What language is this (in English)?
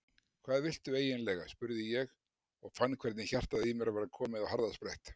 Icelandic